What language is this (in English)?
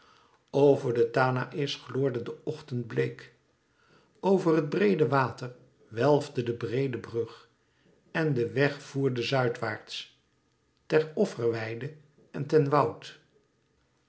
Dutch